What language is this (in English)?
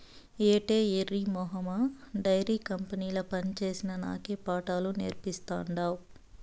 Telugu